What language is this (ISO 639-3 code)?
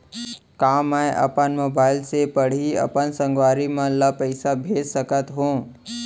hne